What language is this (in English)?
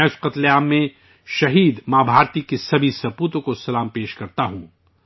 Urdu